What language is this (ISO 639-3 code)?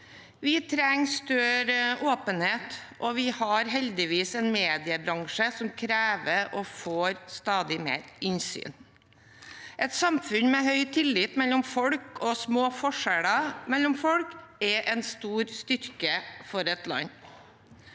nor